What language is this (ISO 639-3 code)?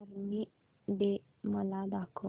mar